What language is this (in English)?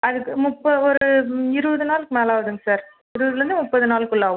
Tamil